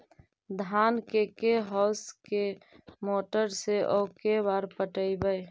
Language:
Magahi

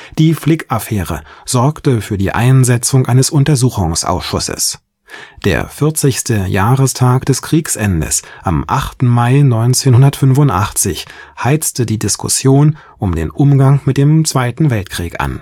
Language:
German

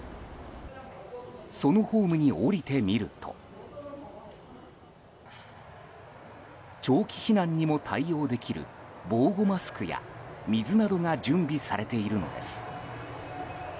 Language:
Japanese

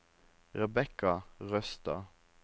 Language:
Norwegian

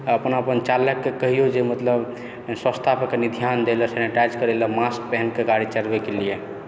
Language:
Maithili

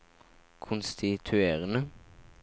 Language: Norwegian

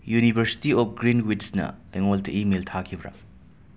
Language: Manipuri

